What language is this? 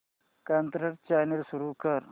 Marathi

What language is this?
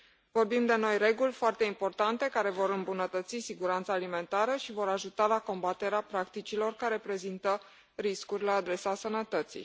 Romanian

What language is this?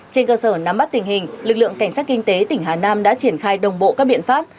Vietnamese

